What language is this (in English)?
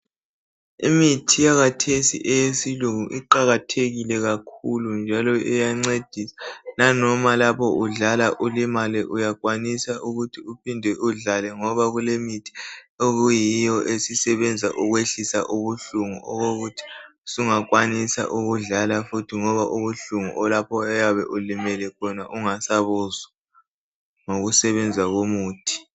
North Ndebele